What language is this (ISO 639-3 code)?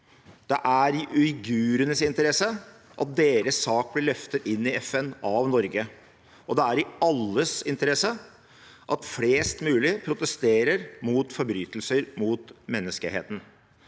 nor